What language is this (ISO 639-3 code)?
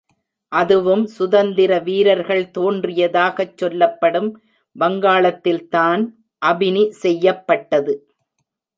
tam